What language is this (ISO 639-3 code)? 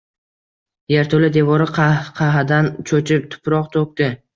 uzb